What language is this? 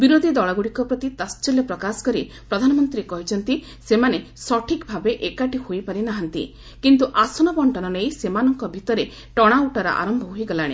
Odia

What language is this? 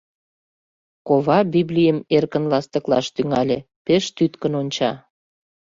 Mari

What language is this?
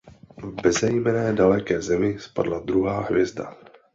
Czech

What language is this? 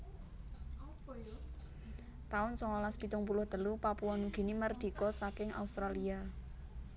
Javanese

